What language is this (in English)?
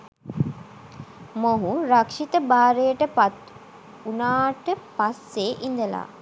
Sinhala